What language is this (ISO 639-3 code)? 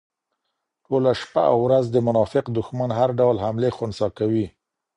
pus